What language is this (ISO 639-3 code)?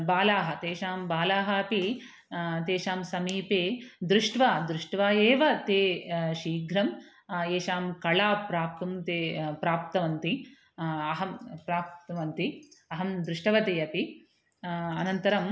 san